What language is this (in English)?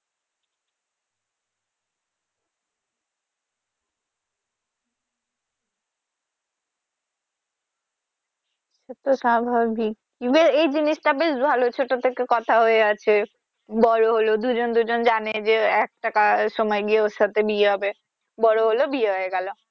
Bangla